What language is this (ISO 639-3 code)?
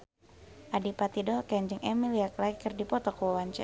sun